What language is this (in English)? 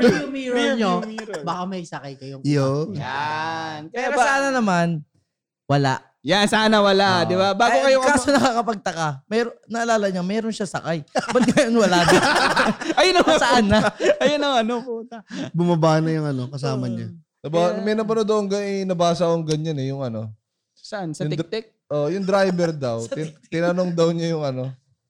Filipino